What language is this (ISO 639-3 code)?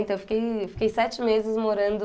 por